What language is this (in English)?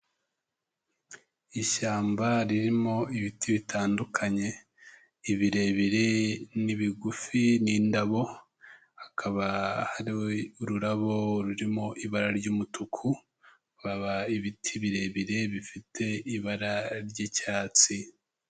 Kinyarwanda